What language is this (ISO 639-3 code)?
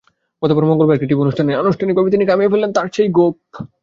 ben